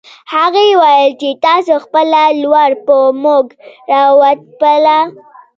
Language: Pashto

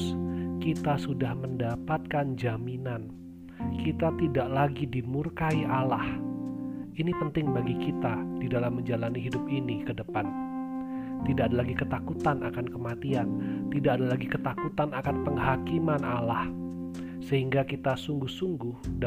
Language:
Indonesian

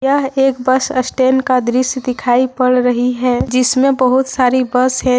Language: Hindi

